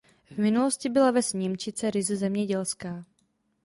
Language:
Czech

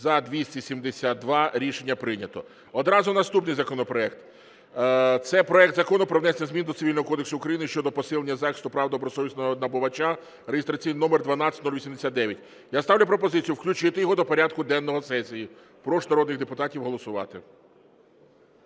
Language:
Ukrainian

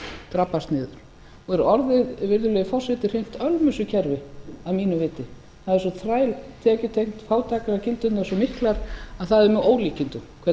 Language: Icelandic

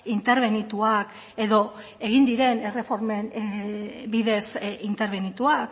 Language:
Basque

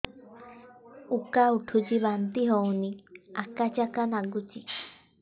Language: Odia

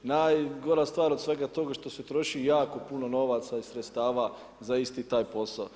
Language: Croatian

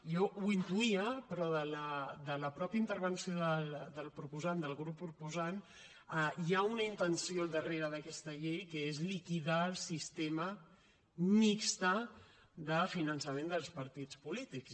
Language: Catalan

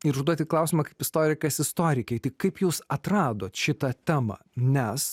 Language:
Lithuanian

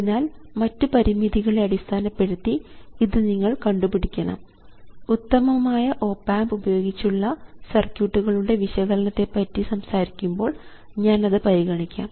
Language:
Malayalam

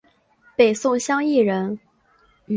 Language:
Chinese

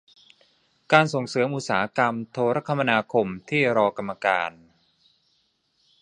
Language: Thai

